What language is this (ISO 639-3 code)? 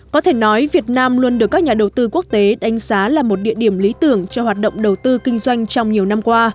vie